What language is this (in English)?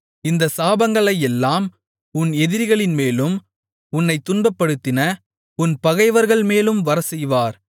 Tamil